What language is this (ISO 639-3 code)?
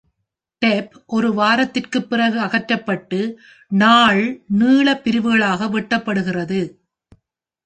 tam